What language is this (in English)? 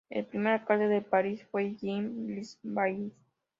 Spanish